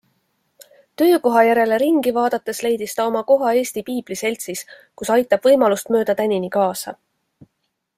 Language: Estonian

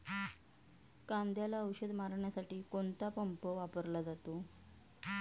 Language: Marathi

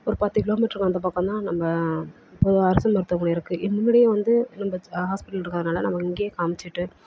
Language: Tamil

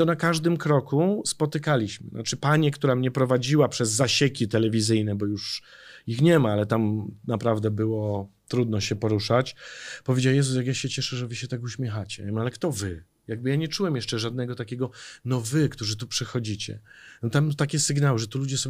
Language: Polish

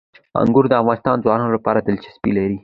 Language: Pashto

